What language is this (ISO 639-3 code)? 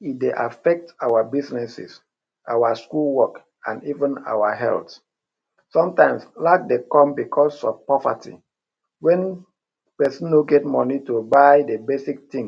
pcm